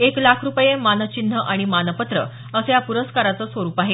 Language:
Marathi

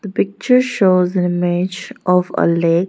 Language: English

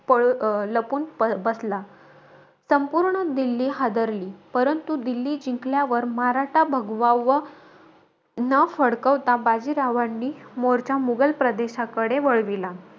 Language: Marathi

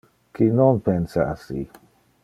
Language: Interlingua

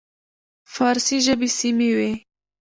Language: Pashto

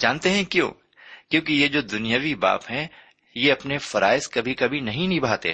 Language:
Urdu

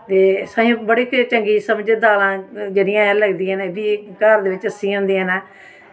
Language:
Dogri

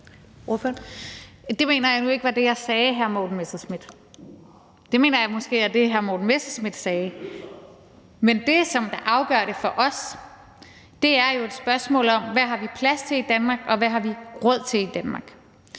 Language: Danish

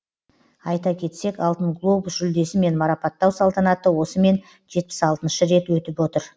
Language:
Kazakh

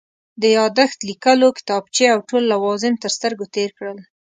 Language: Pashto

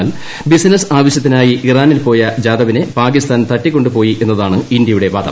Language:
Malayalam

